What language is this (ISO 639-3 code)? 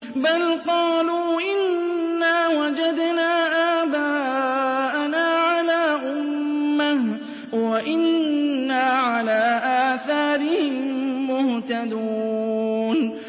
ara